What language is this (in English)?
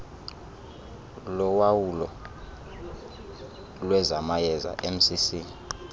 Xhosa